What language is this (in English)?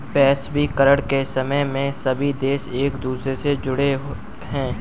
Hindi